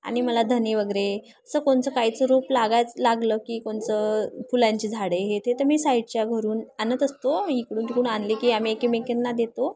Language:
Marathi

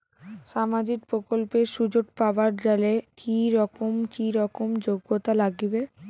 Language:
Bangla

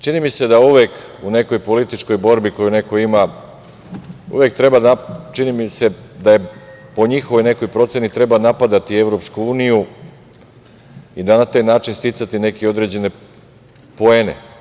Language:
Serbian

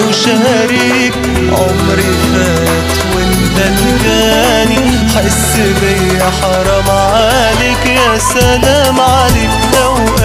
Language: Arabic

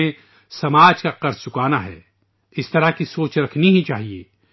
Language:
Urdu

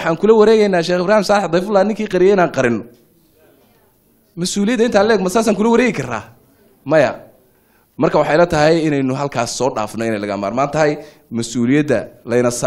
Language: Arabic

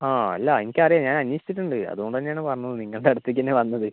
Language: Malayalam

